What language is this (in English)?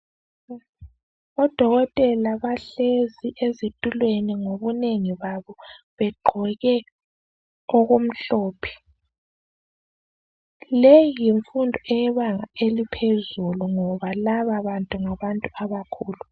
North Ndebele